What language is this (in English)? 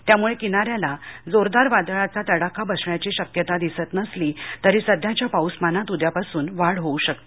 Marathi